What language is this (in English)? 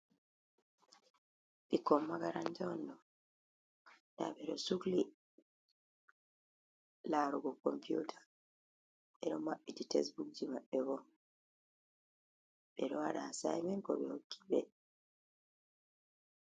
Fula